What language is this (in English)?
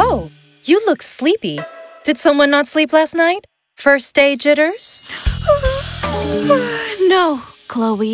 English